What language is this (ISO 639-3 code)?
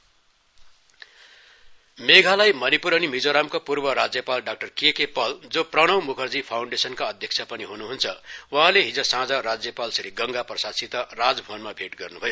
nep